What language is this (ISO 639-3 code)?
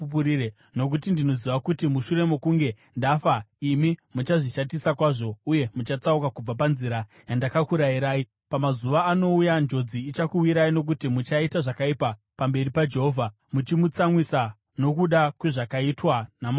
sna